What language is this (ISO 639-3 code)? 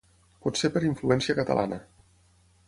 cat